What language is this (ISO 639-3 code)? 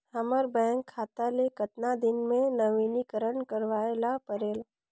hne